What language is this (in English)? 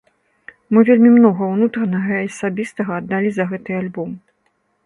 Belarusian